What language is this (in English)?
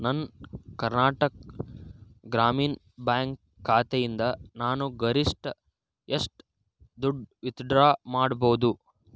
Kannada